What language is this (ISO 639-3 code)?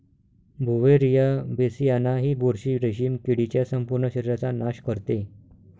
mar